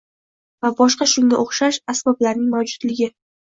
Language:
Uzbek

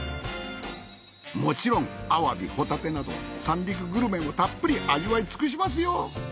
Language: Japanese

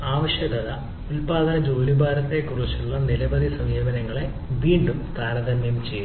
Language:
Malayalam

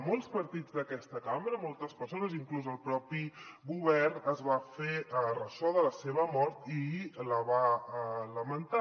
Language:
Catalan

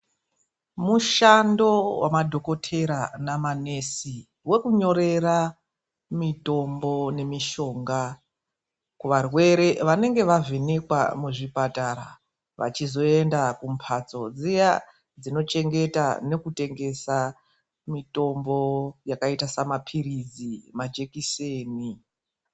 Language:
Ndau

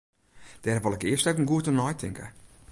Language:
Western Frisian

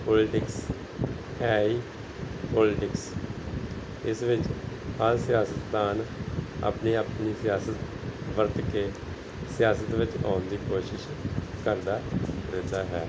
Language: Punjabi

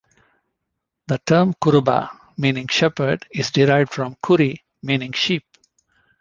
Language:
English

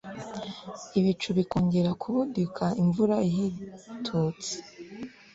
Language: Kinyarwanda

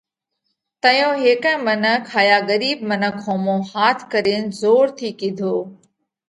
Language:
Parkari Koli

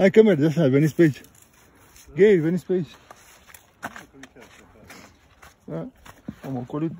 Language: Romanian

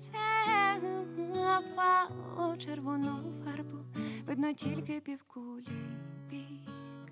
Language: Ukrainian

